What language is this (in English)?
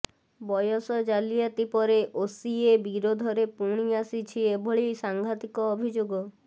Odia